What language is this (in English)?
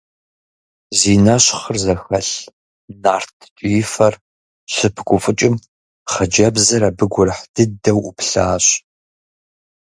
Kabardian